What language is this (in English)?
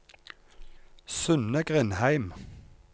Norwegian